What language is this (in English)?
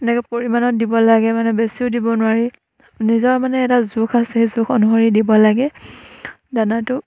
Assamese